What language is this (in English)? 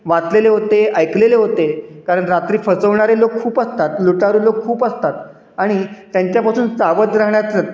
Marathi